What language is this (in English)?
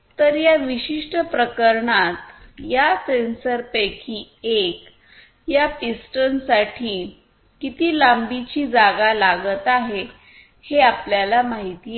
Marathi